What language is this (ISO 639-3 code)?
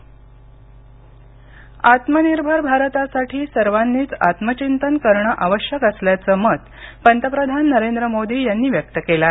mar